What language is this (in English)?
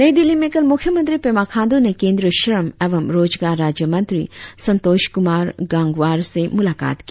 Hindi